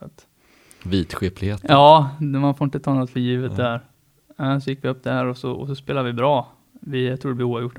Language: Swedish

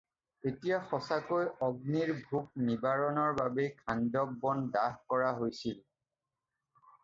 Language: Assamese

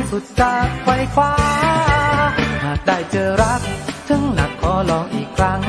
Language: Thai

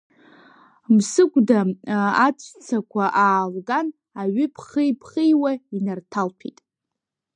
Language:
Abkhazian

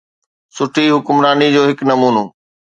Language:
Sindhi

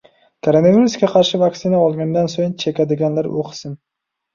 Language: Uzbek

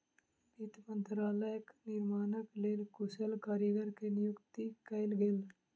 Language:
Maithili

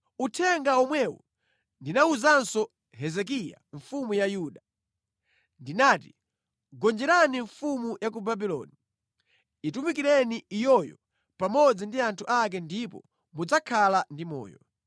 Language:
Nyanja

